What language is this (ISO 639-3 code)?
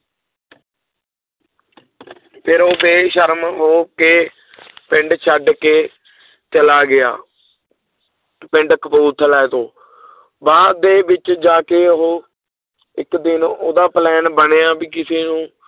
pan